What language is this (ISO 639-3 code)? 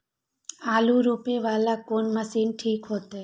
mai